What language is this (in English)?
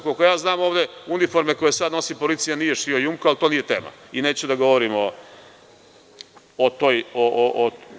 Serbian